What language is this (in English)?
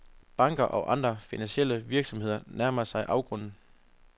Danish